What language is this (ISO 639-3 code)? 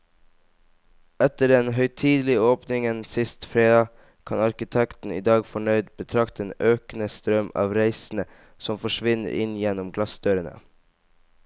nor